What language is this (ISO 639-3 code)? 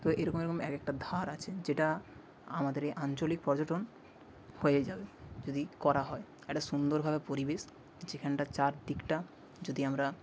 ben